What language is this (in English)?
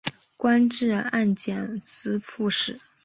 Chinese